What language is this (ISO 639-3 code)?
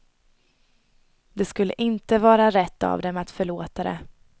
swe